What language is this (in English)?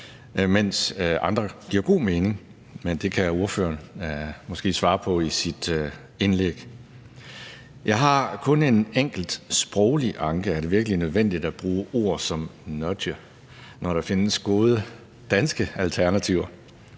Danish